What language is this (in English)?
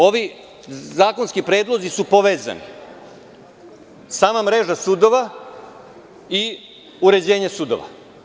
Serbian